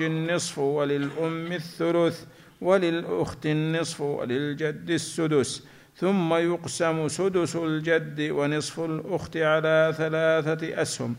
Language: Arabic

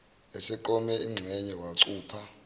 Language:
Zulu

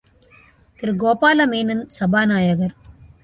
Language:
Tamil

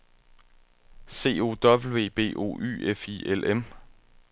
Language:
Danish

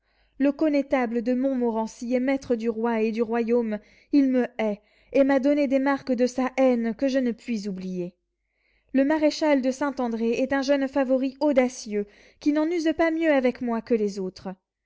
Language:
French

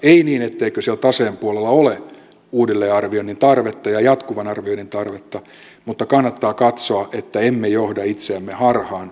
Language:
Finnish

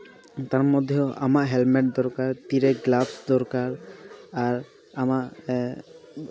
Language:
Santali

